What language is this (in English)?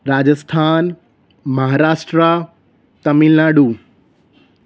Gujarati